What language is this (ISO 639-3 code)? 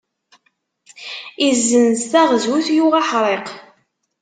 kab